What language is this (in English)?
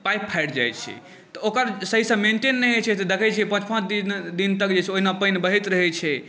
Maithili